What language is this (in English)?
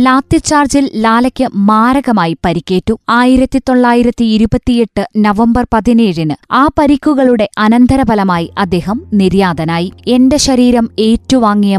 Malayalam